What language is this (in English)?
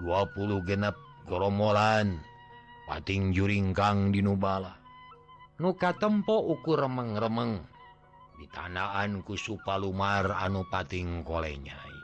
Indonesian